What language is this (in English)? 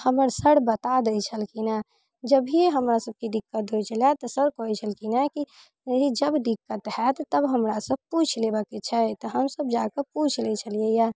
Maithili